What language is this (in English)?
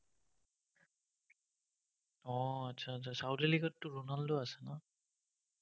Assamese